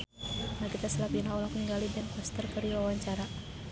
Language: Sundanese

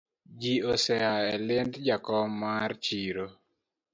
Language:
Luo (Kenya and Tanzania)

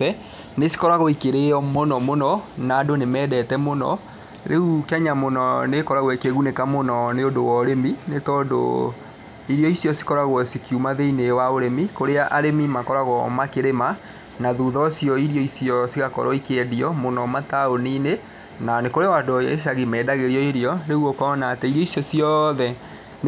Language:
Kikuyu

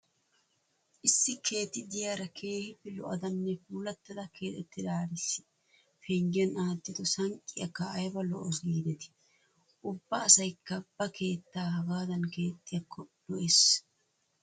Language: Wolaytta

